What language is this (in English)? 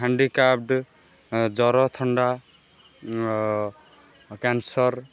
Odia